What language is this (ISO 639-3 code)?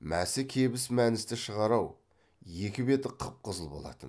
kaz